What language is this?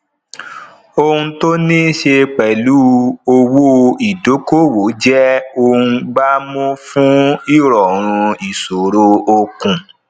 Yoruba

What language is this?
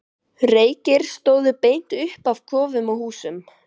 Icelandic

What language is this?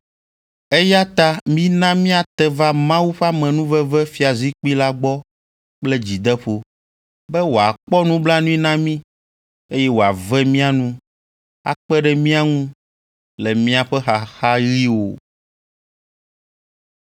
Ewe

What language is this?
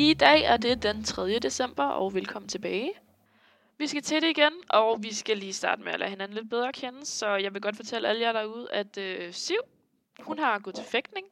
Danish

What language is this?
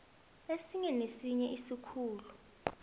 South Ndebele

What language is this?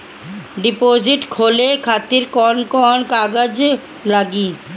Bhojpuri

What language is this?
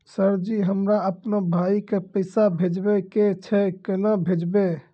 Maithili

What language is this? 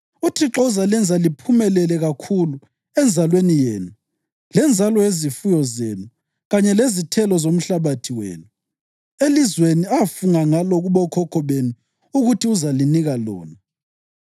North Ndebele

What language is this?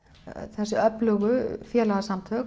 Icelandic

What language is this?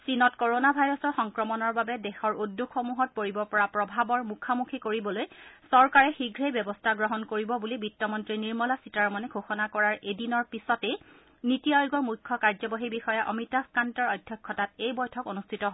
Assamese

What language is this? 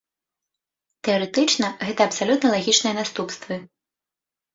Belarusian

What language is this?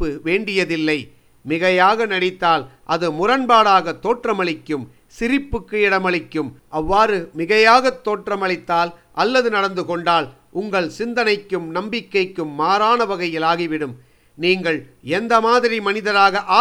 Tamil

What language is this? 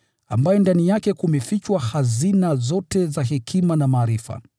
Swahili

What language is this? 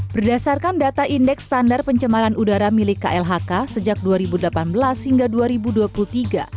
Indonesian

